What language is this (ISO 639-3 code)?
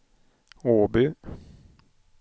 swe